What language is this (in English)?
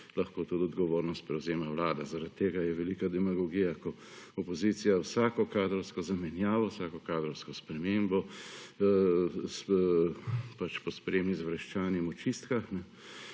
Slovenian